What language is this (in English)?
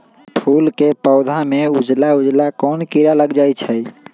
Magahi